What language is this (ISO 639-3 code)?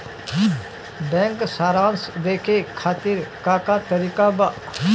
bho